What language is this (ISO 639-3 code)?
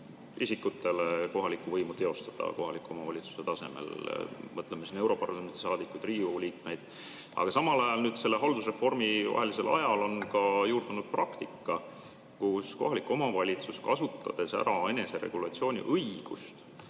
est